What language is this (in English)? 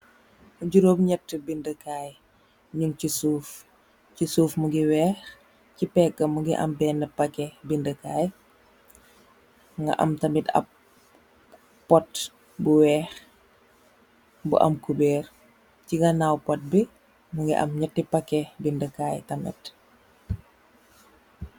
Wolof